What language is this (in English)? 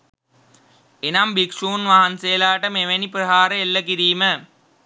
Sinhala